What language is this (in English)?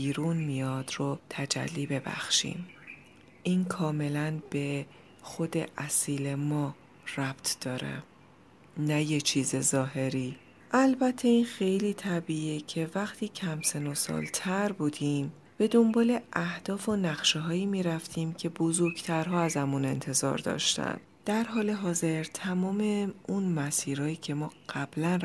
Persian